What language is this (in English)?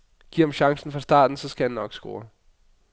Danish